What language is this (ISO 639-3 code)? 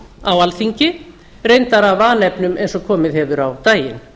isl